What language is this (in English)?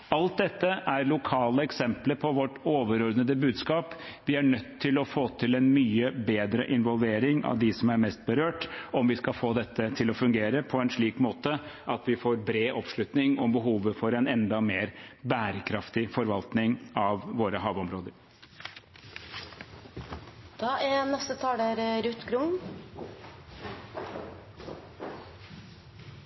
Norwegian Bokmål